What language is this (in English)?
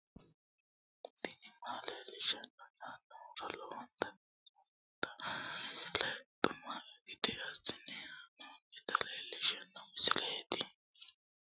Sidamo